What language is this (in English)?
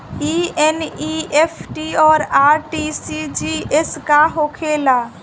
Bhojpuri